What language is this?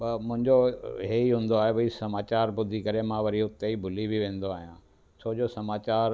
Sindhi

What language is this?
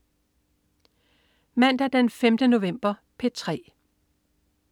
Danish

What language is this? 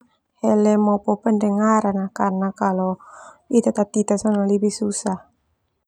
Termanu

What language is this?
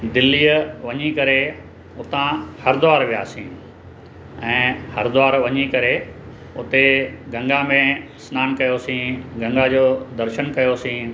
Sindhi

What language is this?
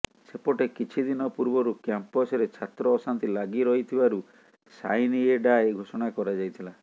Odia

